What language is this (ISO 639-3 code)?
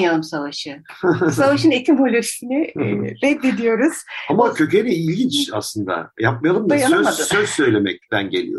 tur